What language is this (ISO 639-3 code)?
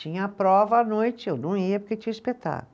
por